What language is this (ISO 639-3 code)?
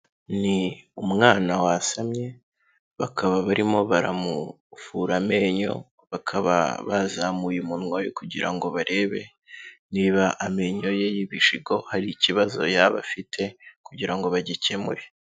kin